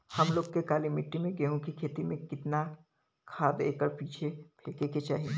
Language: Bhojpuri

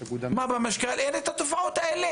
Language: Hebrew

